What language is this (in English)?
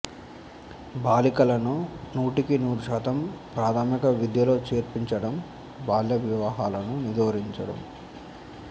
Telugu